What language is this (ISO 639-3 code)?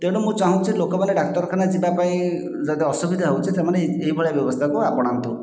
ori